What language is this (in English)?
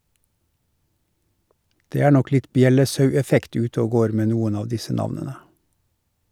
Norwegian